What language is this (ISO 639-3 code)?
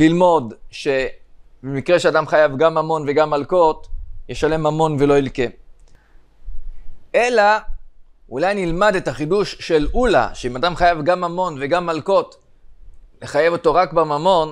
heb